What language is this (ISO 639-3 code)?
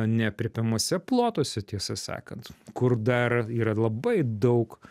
lit